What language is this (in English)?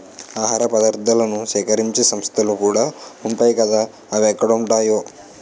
Telugu